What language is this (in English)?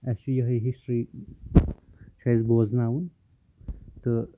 Kashmiri